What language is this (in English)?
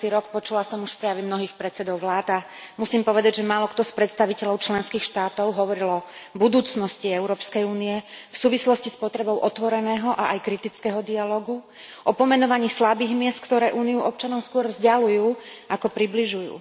Slovak